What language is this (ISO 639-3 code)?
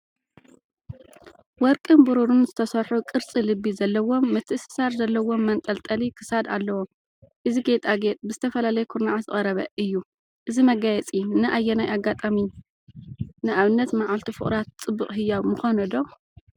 tir